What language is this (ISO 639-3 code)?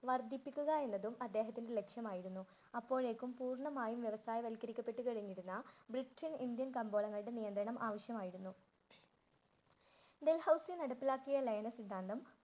mal